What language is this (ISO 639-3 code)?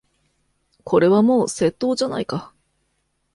jpn